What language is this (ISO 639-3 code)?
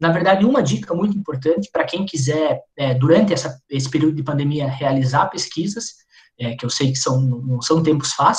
por